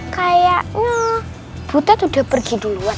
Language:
Indonesian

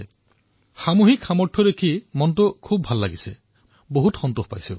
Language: Assamese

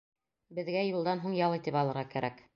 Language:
Bashkir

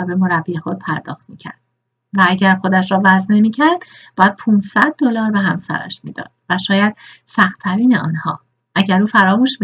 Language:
Persian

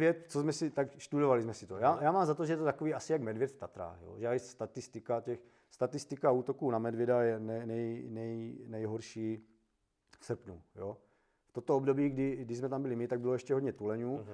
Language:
Czech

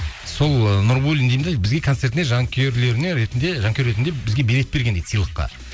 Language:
Kazakh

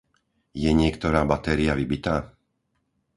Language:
Slovak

